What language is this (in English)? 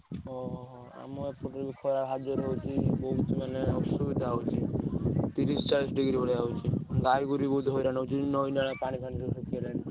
Odia